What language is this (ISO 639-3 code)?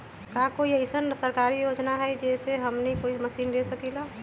mag